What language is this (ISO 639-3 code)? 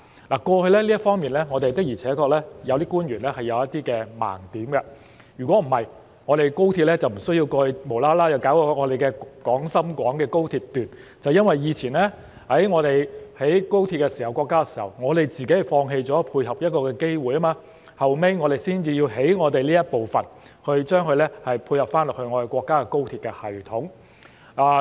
yue